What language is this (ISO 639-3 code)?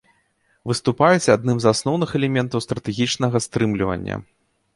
bel